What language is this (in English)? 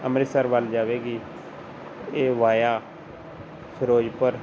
Punjabi